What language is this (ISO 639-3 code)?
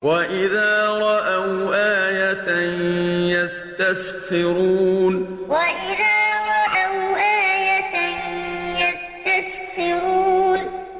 ara